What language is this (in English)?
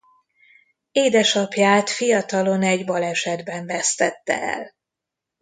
Hungarian